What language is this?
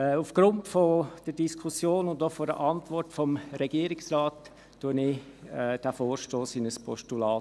Swiss German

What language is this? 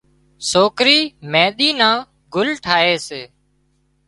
Wadiyara Koli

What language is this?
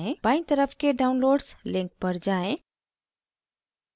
Hindi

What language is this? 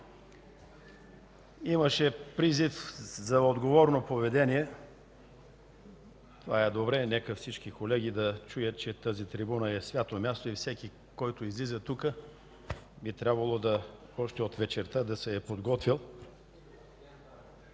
Bulgarian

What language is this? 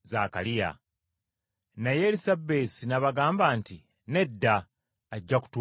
Ganda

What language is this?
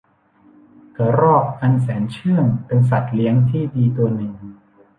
Thai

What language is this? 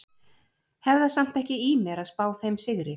Icelandic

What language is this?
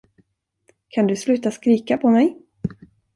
Swedish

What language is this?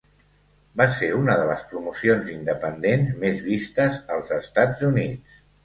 Catalan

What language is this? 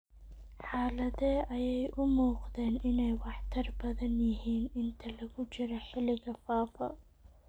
Somali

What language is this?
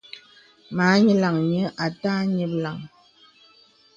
Bebele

